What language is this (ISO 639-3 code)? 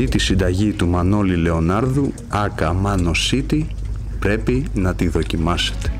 ell